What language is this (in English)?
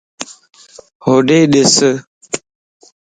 Lasi